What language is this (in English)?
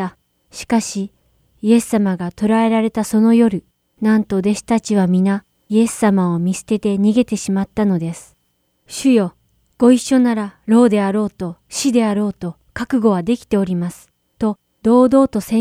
Japanese